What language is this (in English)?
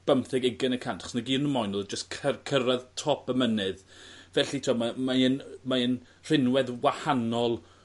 Welsh